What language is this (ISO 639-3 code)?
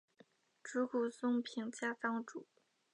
zho